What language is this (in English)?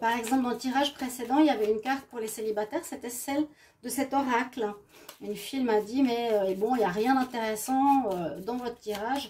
French